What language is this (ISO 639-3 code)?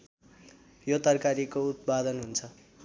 nep